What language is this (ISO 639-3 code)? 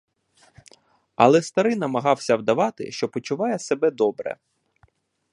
ukr